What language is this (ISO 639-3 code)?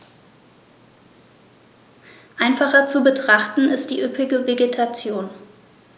deu